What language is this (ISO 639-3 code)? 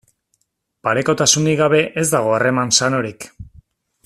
eus